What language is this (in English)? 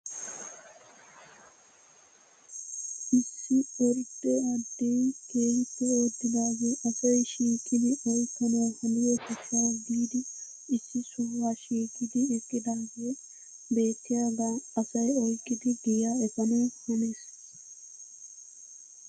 Wolaytta